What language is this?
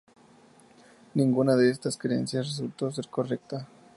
Spanish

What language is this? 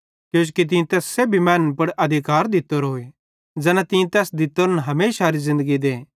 Bhadrawahi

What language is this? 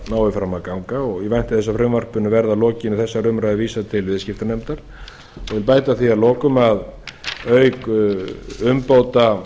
Icelandic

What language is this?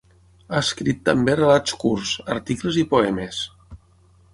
Catalan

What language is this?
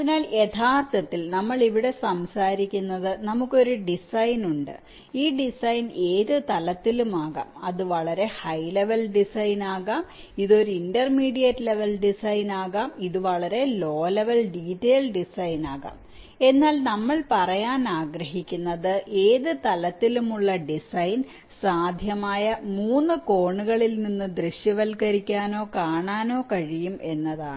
Malayalam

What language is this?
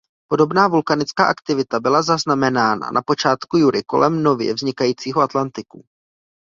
Czech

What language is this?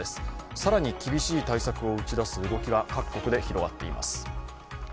Japanese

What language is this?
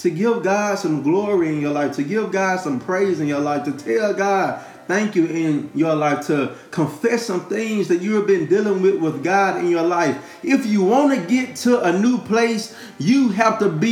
English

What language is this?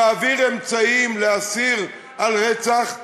Hebrew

